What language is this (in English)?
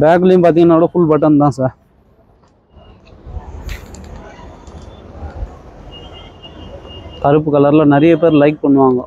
Arabic